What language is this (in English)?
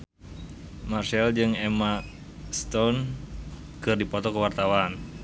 Sundanese